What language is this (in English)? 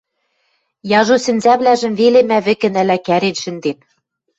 Western Mari